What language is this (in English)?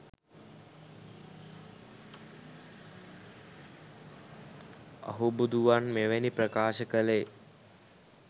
Sinhala